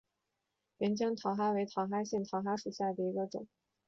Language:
Chinese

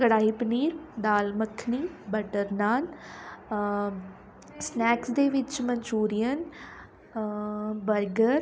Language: Punjabi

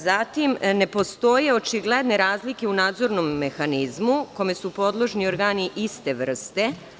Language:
Serbian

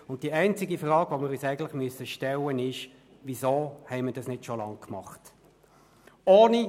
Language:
Swiss German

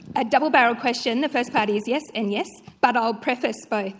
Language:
English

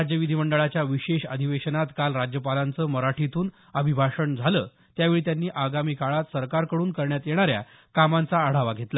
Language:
Marathi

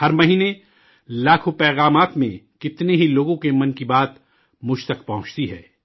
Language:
Urdu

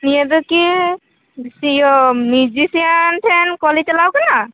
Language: Santali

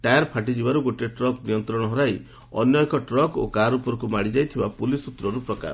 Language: Odia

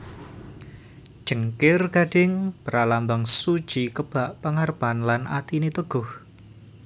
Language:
Javanese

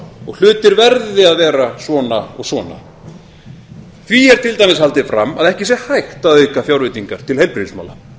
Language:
Icelandic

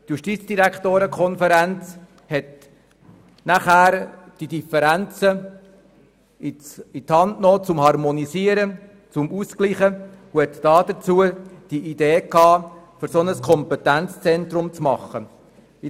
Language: Swiss German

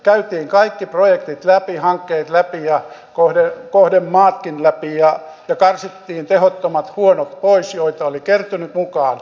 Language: Finnish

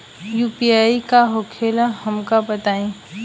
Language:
Bhojpuri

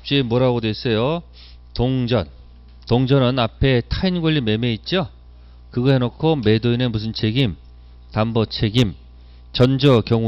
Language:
Korean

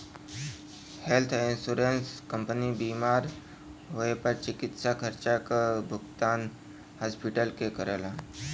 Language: Bhojpuri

